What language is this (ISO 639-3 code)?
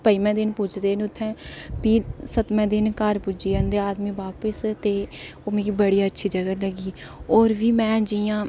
doi